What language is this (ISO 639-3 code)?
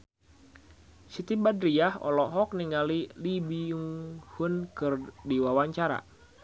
sun